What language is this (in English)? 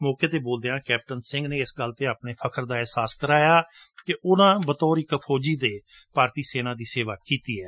Punjabi